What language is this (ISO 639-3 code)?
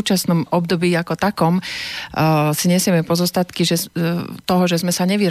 slk